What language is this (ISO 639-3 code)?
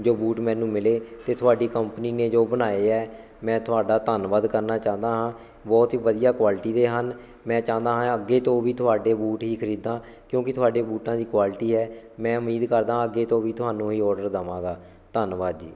pan